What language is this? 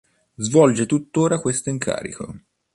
Italian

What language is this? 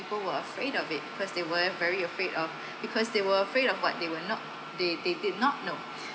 English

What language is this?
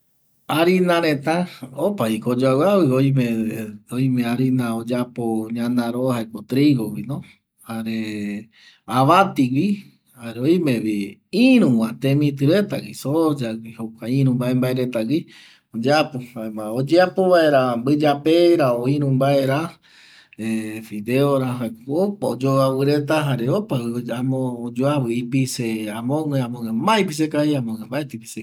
Eastern Bolivian Guaraní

